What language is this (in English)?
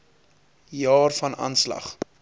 Afrikaans